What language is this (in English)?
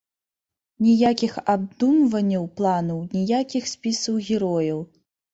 Belarusian